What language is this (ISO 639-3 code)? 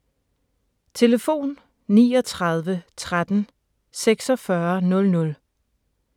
dan